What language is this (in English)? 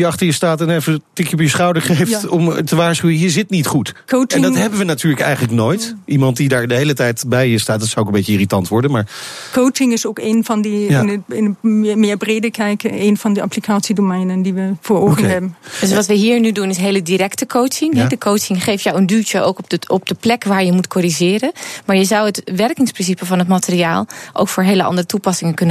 Dutch